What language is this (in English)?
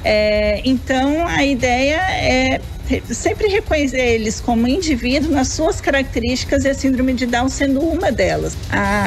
Portuguese